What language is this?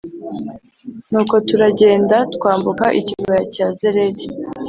Kinyarwanda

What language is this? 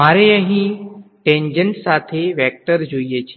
Gujarati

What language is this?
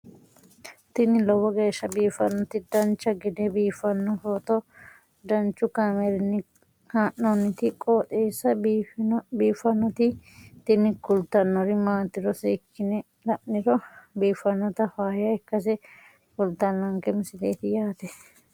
Sidamo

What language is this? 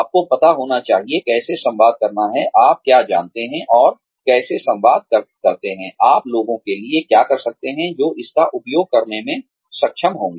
Hindi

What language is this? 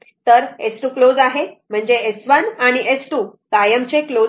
Marathi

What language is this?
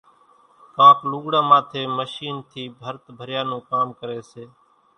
Kachi Koli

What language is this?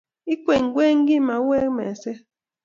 Kalenjin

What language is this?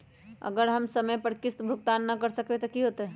Magahi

